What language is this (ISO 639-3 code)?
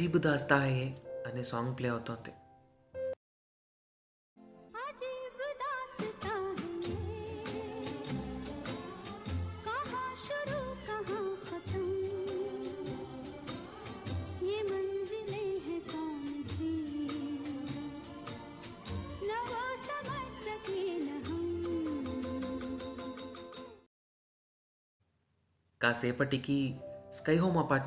tel